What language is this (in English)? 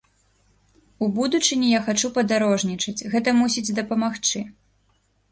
Belarusian